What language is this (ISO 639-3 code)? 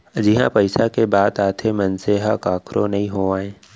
hne